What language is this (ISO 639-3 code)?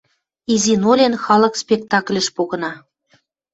mrj